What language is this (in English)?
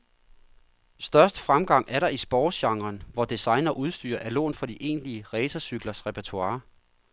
Danish